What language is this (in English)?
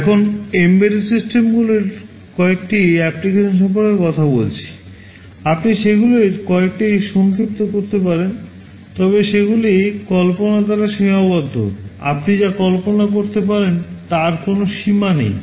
Bangla